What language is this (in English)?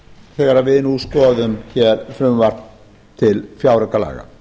Icelandic